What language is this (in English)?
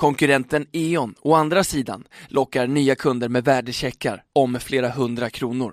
Swedish